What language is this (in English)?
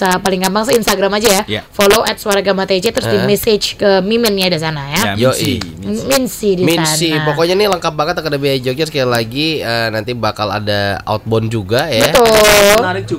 Indonesian